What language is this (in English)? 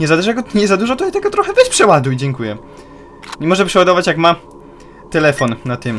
Polish